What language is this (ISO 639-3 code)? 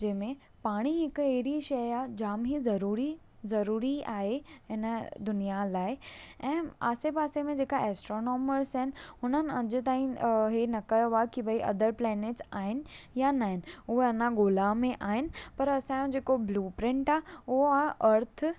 snd